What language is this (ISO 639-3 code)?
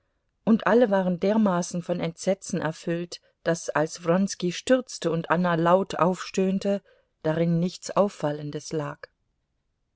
deu